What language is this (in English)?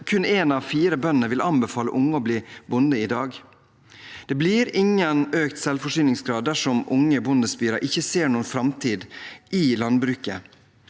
Norwegian